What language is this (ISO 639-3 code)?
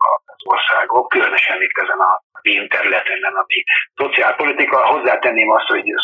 hun